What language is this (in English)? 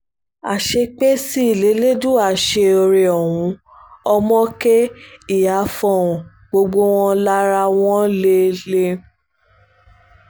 Yoruba